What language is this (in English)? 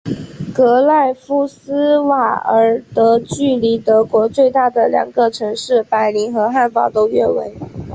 Chinese